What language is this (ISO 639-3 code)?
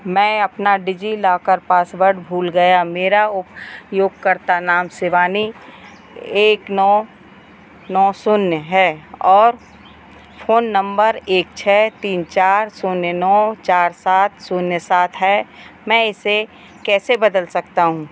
hin